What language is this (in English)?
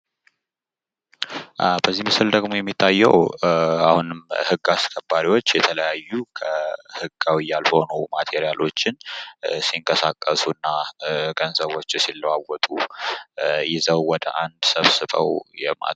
Amharic